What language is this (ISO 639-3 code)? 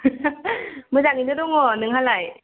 brx